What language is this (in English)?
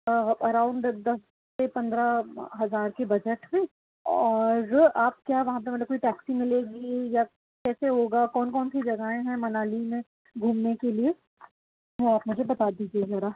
Urdu